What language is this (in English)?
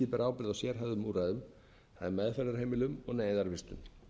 Icelandic